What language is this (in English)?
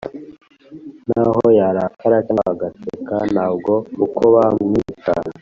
Kinyarwanda